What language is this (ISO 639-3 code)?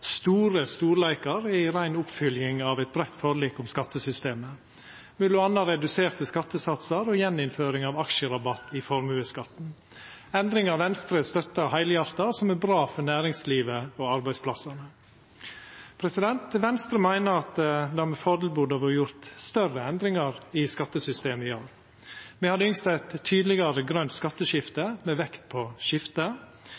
nno